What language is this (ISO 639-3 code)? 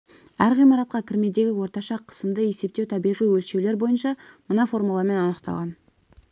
kaz